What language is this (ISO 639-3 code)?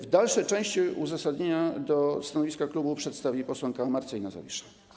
pol